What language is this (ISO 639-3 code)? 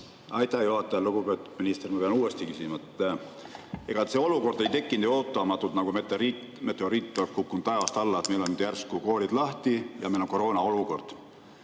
est